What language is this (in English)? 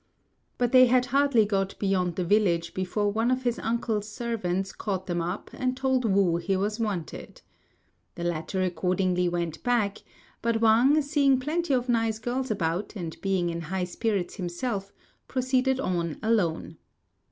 English